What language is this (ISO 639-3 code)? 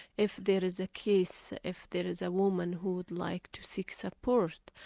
eng